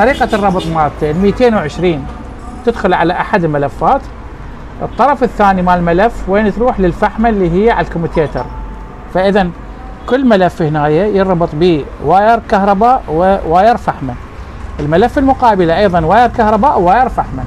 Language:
Arabic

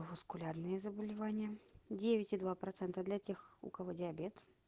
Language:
Russian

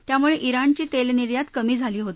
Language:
Marathi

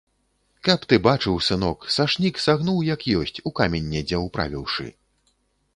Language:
Belarusian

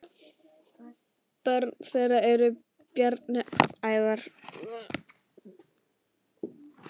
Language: Icelandic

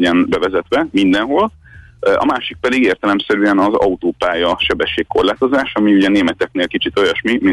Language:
Hungarian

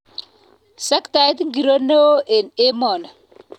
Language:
Kalenjin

